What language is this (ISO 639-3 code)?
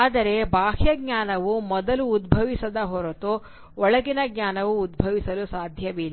kan